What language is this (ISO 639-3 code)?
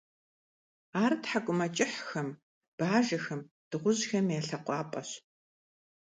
kbd